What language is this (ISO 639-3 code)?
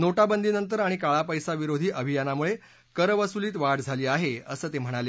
mar